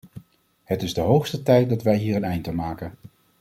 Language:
Dutch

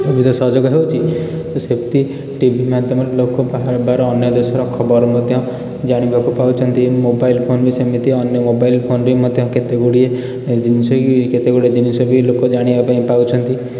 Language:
Odia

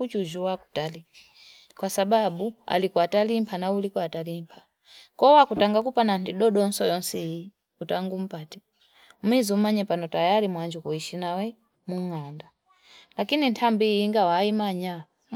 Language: Fipa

